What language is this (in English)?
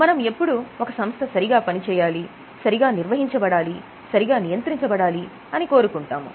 Telugu